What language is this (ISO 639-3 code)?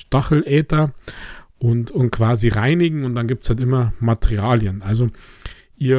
deu